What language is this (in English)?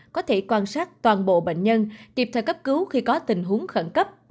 Vietnamese